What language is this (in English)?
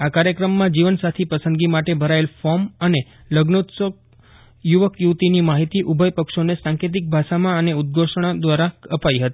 Gujarati